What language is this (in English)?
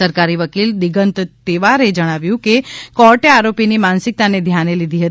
Gujarati